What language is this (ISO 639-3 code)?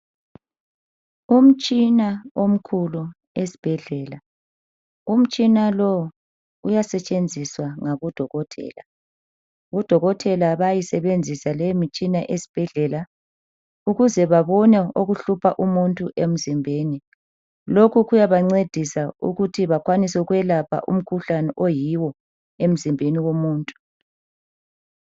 nde